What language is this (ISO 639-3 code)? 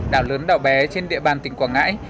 vie